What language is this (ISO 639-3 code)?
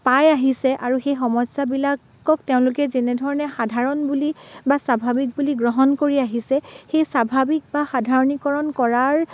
asm